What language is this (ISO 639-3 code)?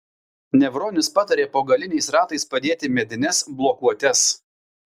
lit